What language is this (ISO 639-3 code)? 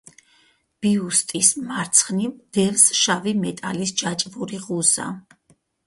kat